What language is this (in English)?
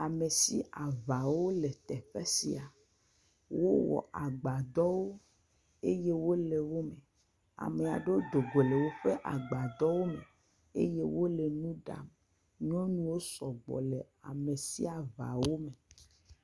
Ewe